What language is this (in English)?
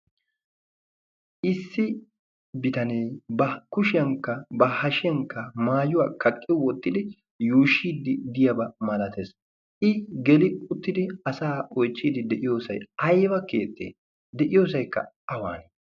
Wolaytta